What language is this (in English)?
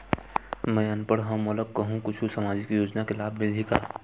Chhattisgarhi